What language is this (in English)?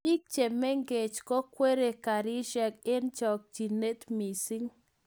Kalenjin